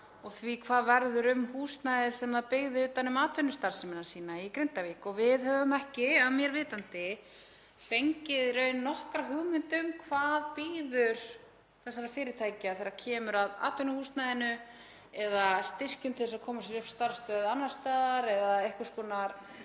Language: Icelandic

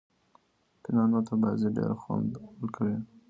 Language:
Pashto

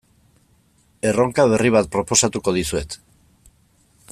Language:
Basque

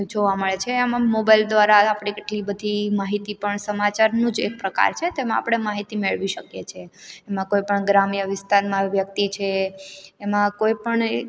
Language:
Gujarati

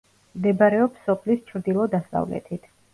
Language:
Georgian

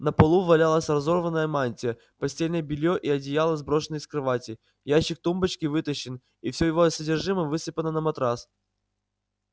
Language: Russian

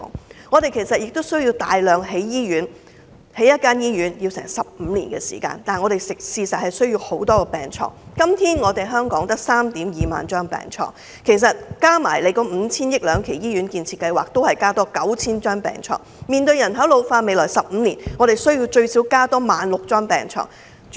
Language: Cantonese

